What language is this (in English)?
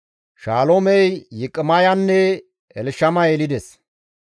Gamo